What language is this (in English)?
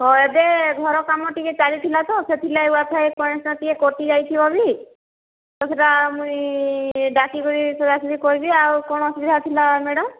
Odia